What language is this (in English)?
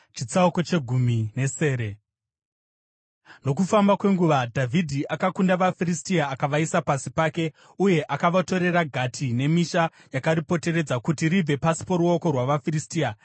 Shona